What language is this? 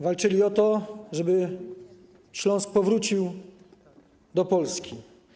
Polish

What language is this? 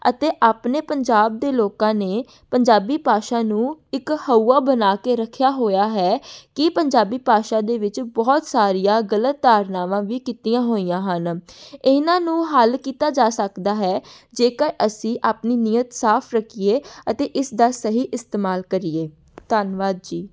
Punjabi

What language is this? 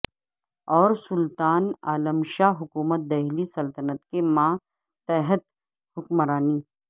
Urdu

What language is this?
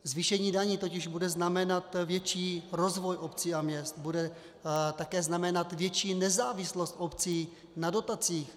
Czech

